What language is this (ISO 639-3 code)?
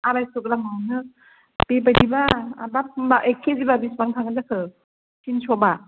brx